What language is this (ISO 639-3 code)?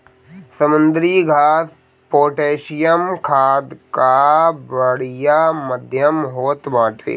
bho